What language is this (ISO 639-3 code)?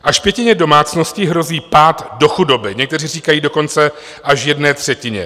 ces